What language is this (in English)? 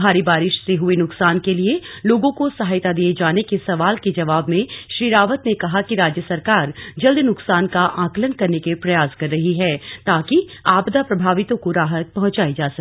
Hindi